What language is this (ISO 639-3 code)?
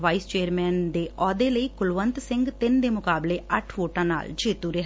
pan